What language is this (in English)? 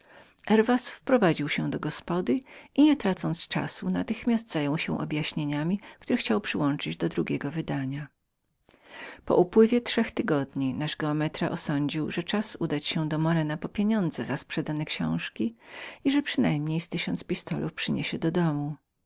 Polish